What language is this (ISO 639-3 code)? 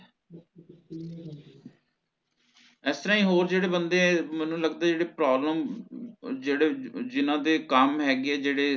pan